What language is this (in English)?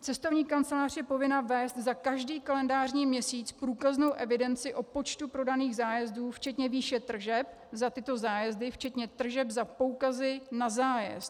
Czech